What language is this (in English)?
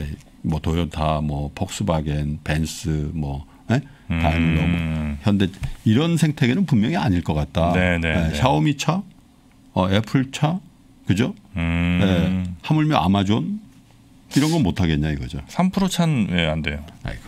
Korean